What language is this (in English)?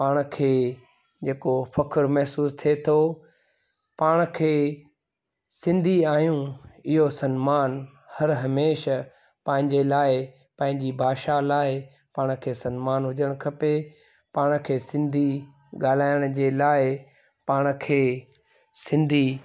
Sindhi